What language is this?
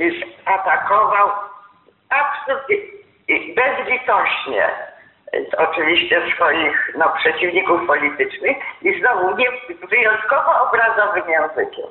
Polish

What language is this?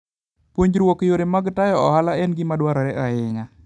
Luo (Kenya and Tanzania)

